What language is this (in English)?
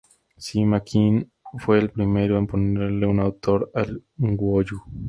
Spanish